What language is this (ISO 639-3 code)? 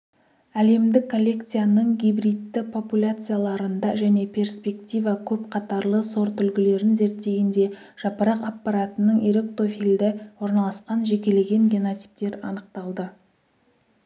kaz